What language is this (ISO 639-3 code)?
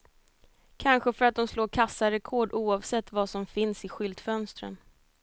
swe